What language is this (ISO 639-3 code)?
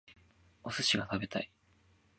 jpn